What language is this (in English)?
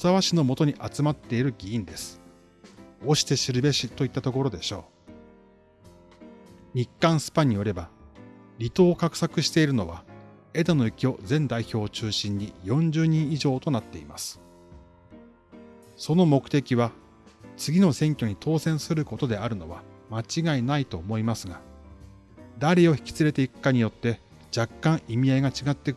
Japanese